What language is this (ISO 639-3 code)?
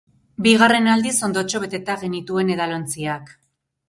eus